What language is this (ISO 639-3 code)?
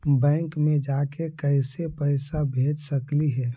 mag